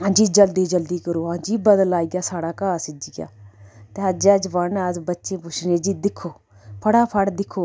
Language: Dogri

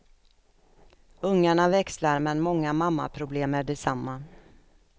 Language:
Swedish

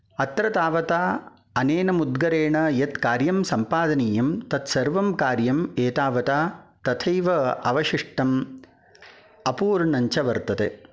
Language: Sanskrit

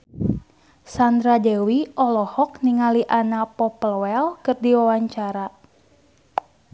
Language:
Sundanese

